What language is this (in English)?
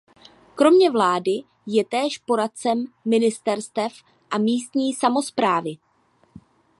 Czech